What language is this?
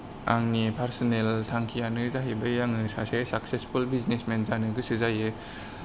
Bodo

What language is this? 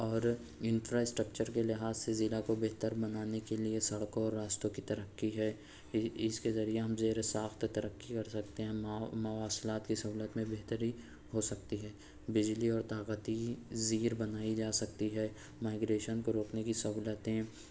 Urdu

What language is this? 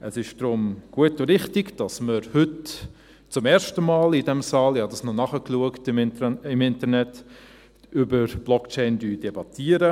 Swiss German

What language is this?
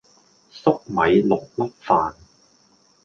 Cantonese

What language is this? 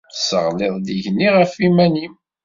Kabyle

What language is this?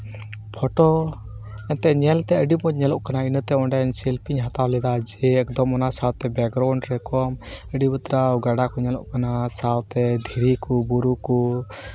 Santali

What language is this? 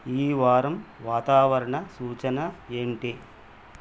Telugu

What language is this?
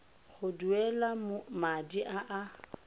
Tswana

